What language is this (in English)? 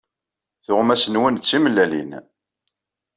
Kabyle